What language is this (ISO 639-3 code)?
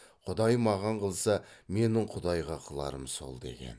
kaz